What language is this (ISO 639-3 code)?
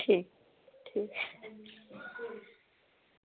doi